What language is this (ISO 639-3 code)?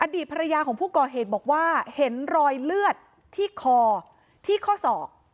tha